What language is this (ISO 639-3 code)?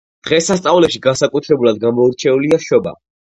kat